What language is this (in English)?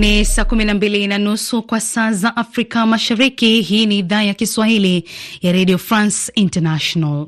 Swahili